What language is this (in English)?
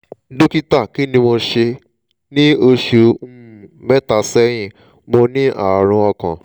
Yoruba